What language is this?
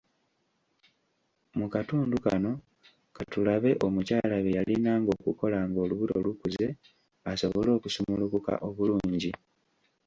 Ganda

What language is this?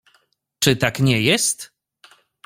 Polish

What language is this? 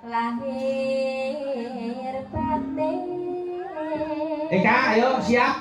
Indonesian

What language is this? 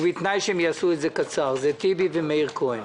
Hebrew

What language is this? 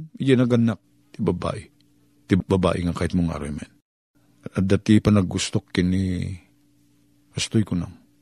Filipino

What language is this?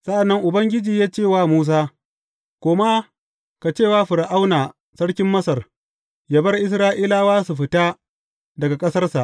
Hausa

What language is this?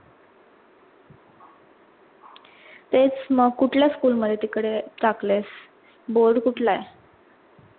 Marathi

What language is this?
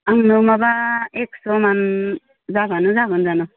Bodo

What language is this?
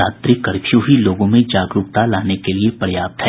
Hindi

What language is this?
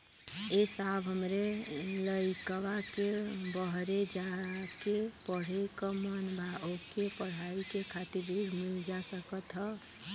Bhojpuri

